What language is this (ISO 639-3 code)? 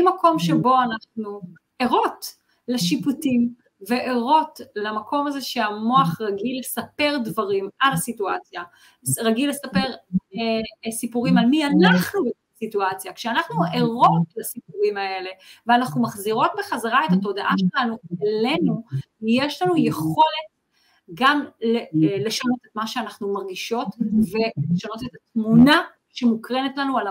heb